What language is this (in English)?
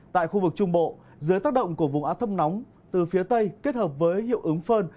Vietnamese